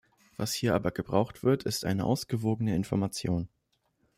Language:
German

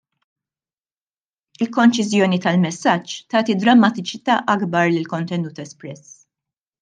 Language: Maltese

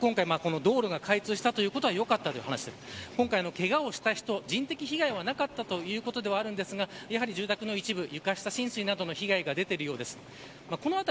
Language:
Japanese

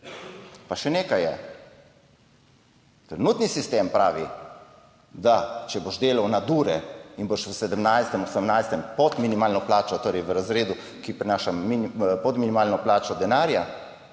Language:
Slovenian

